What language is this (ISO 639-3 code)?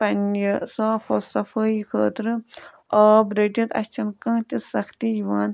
kas